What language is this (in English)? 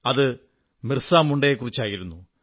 Malayalam